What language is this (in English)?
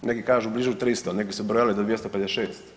Croatian